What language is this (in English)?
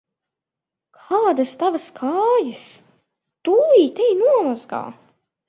Latvian